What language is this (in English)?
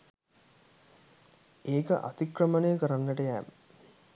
Sinhala